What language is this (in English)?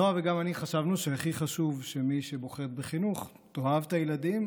Hebrew